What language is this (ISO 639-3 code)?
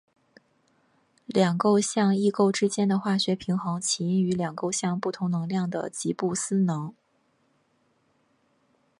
zho